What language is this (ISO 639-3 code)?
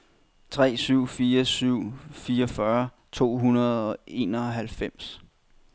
dan